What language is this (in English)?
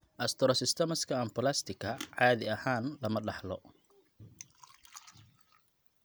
Somali